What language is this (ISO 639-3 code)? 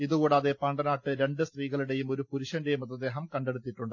mal